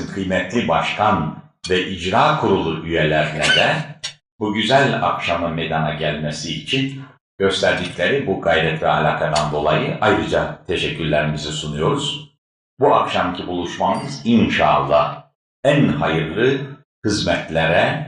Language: Turkish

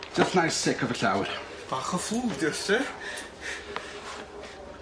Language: Welsh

